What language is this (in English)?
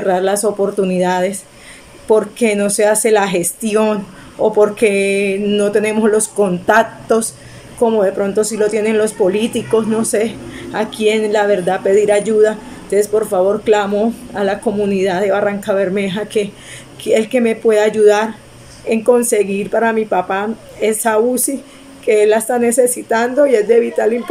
Spanish